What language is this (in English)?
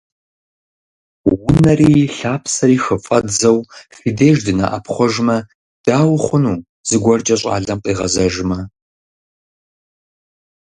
Kabardian